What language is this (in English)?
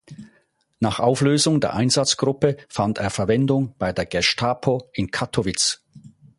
German